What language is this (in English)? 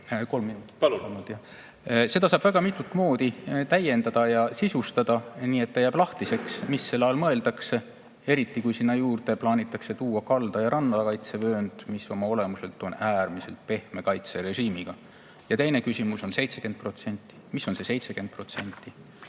Estonian